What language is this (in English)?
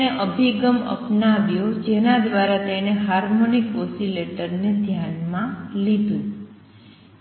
Gujarati